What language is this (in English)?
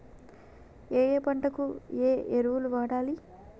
Telugu